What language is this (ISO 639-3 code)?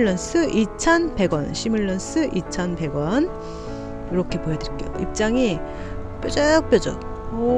kor